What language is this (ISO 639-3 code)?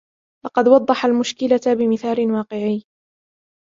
ara